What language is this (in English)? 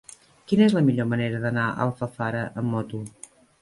Catalan